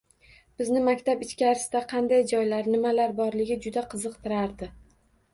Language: Uzbek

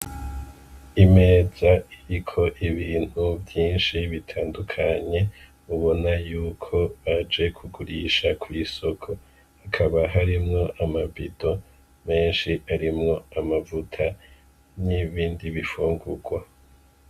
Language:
Rundi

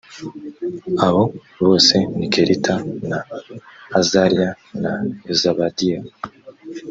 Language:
Kinyarwanda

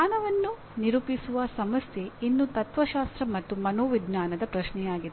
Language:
Kannada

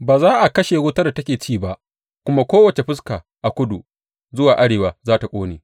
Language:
Hausa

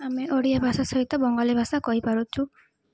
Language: Odia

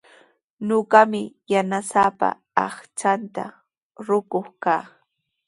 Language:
Sihuas Ancash Quechua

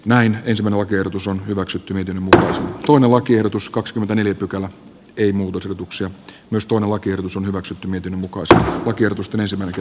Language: Finnish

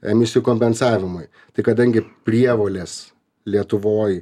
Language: Lithuanian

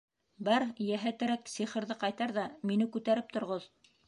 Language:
Bashkir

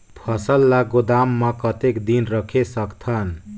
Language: Chhattisgarhi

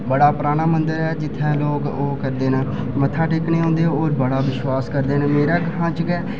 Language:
Dogri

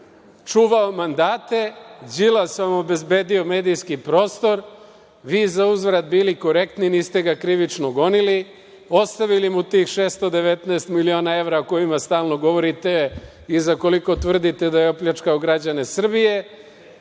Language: Serbian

